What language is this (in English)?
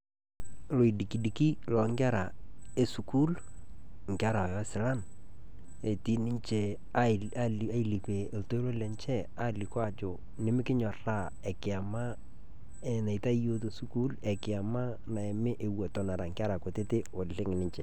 Masai